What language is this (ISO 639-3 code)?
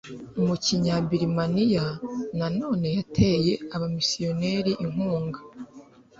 kin